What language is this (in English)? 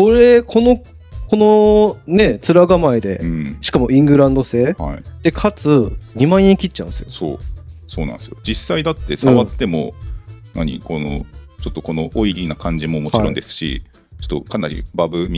Japanese